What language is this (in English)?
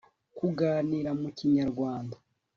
Kinyarwanda